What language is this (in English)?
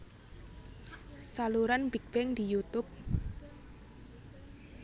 Javanese